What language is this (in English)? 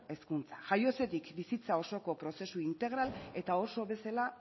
Basque